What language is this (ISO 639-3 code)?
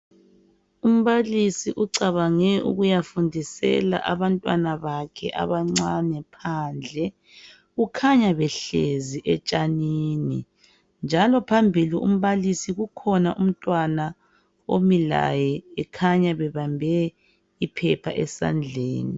nde